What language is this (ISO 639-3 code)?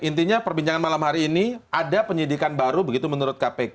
ind